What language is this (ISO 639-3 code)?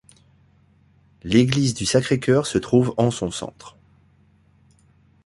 fra